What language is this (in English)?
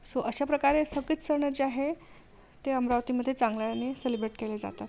Marathi